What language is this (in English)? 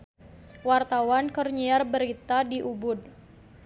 Sundanese